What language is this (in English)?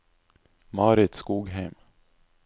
Norwegian